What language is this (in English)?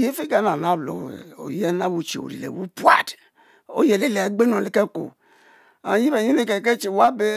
Mbe